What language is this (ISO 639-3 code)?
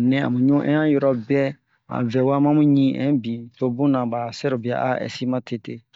bmq